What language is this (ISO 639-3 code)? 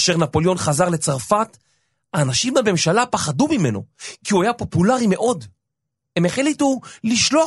heb